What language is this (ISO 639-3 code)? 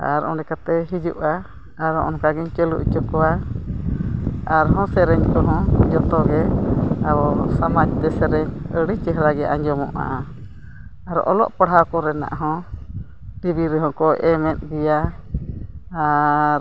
sat